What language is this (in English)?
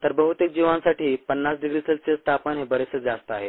Marathi